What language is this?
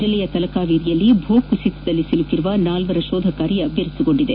Kannada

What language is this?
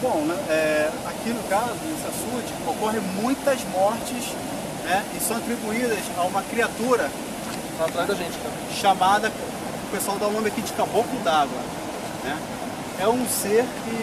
Portuguese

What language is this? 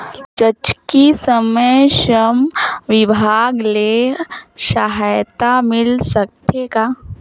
Chhattisgarhi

